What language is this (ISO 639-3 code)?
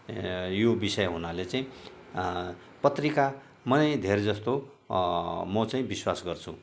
nep